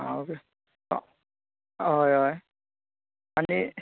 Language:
Konkani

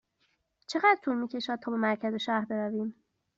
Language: Persian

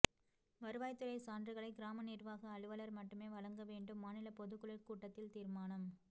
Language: Tamil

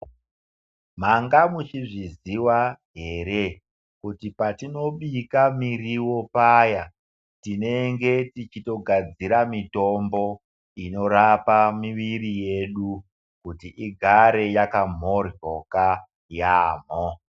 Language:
Ndau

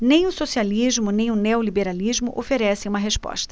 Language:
Portuguese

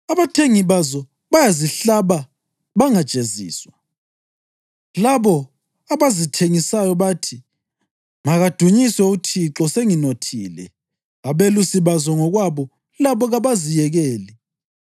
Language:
North Ndebele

